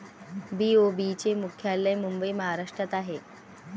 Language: Marathi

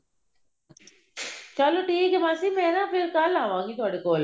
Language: Punjabi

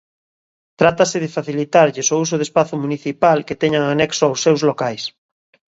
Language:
Galician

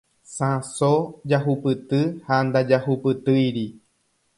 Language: Guarani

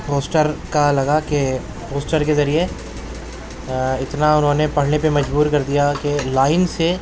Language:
Urdu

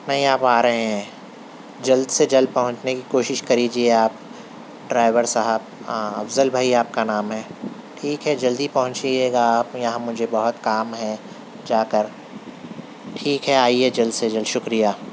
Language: Urdu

